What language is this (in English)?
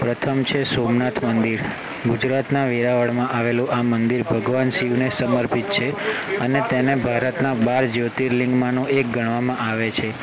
Gujarati